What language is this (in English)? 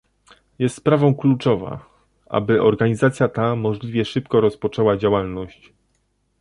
Polish